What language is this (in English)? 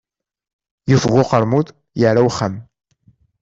Kabyle